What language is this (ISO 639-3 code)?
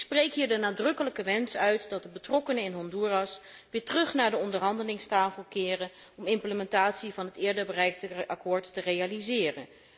nld